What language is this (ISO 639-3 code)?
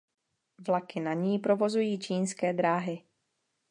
ces